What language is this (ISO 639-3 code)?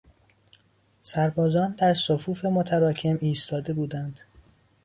fas